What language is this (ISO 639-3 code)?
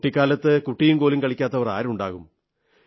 mal